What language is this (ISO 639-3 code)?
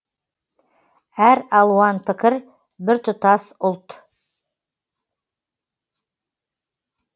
kaz